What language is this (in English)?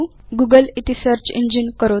Sanskrit